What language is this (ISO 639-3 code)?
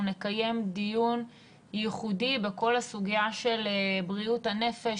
heb